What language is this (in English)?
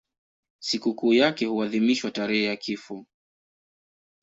Swahili